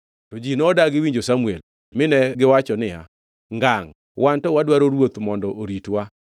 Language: Luo (Kenya and Tanzania)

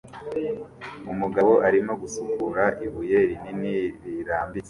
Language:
Kinyarwanda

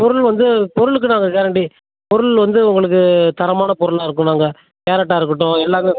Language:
Tamil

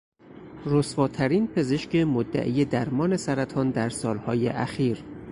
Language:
Persian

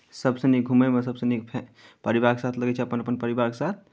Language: Maithili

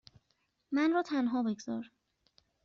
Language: Persian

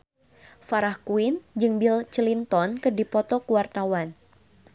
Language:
Sundanese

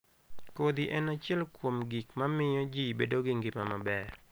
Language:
Luo (Kenya and Tanzania)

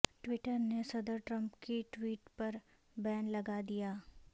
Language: Urdu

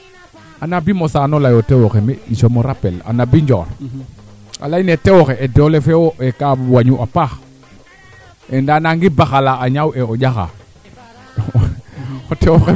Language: Serer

